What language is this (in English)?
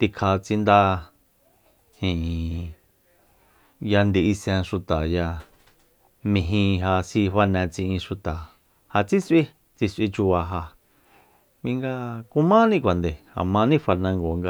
Soyaltepec Mazatec